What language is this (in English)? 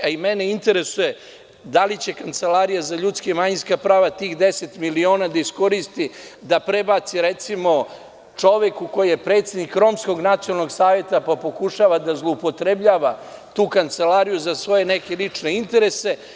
Serbian